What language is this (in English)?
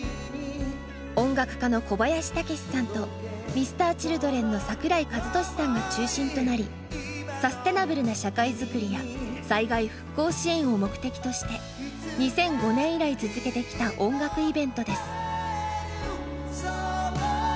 Japanese